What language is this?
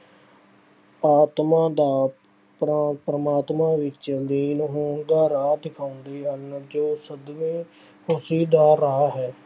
Punjabi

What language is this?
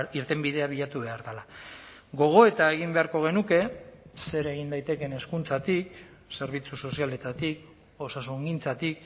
Basque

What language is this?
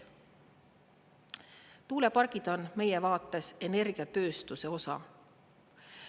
Estonian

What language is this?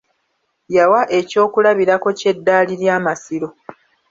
Ganda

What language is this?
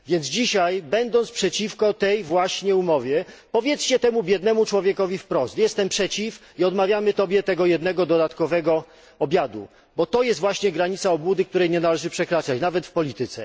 Polish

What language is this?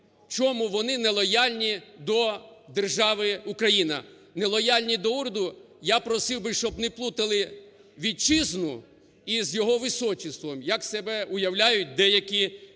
Ukrainian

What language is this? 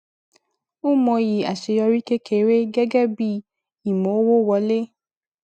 Yoruba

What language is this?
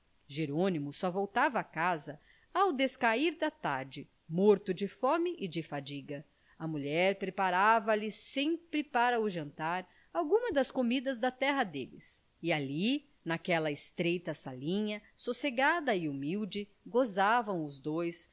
Portuguese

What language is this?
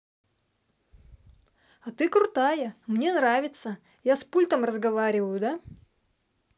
Russian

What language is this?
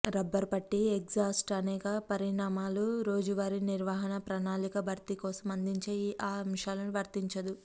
Telugu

